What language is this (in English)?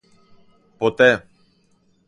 Greek